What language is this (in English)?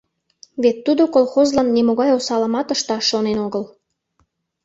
Mari